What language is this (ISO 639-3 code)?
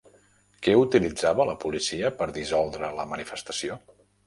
cat